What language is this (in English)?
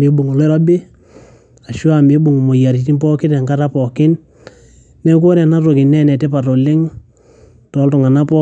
Masai